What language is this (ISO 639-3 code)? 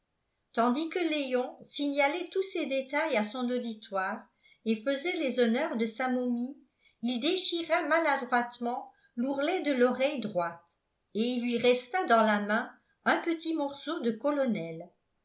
fra